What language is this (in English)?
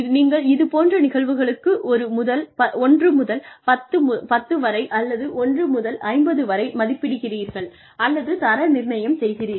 Tamil